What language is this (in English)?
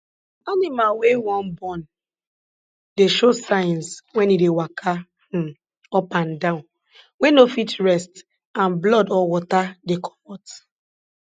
Nigerian Pidgin